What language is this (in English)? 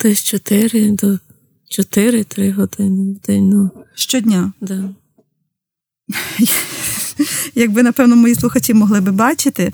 Ukrainian